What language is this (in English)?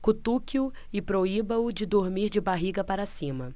Portuguese